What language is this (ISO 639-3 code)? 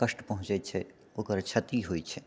mai